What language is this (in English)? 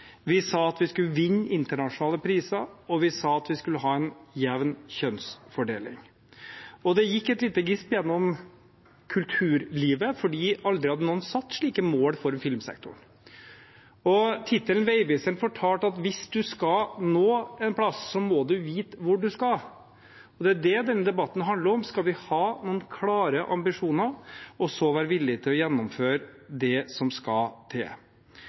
Norwegian Bokmål